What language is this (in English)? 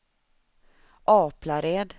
Swedish